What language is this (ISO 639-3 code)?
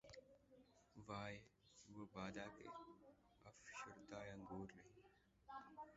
urd